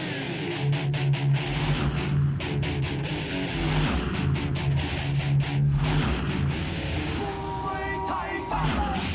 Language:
Thai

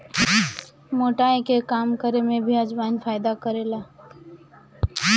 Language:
Bhojpuri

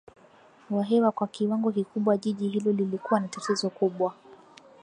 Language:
Swahili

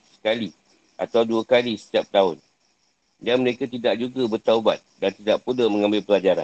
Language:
Malay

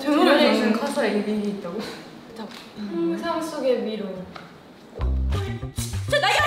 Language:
Korean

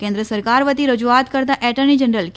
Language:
Gujarati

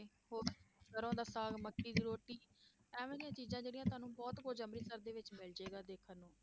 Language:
Punjabi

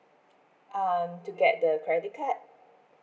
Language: English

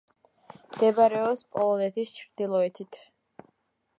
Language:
Georgian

